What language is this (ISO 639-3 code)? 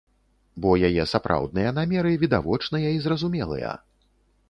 bel